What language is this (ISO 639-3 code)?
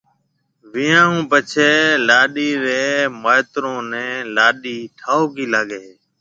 mve